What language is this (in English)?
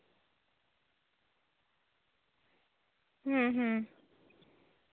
Santali